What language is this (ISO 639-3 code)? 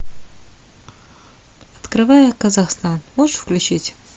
rus